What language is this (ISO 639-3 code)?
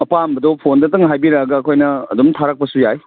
mni